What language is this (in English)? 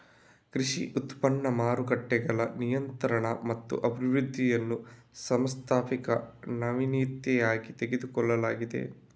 Kannada